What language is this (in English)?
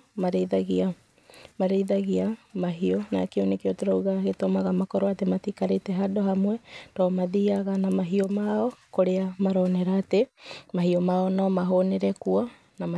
Kikuyu